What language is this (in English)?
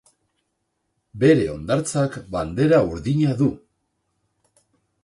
Basque